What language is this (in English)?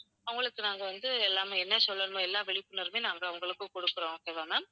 Tamil